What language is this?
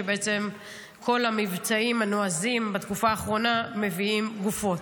Hebrew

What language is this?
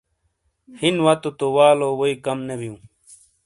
Shina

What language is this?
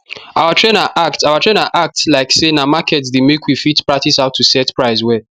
Nigerian Pidgin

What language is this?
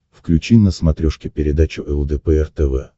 Russian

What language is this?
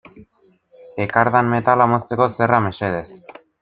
Basque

